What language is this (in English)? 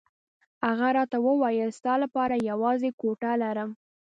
Pashto